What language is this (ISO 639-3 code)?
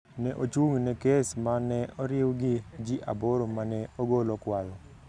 luo